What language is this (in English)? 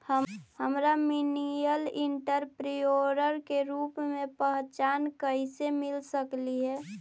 Magahi